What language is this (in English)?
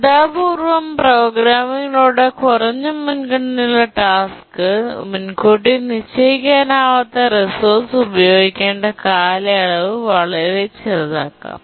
Malayalam